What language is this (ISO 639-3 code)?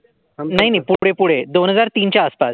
mar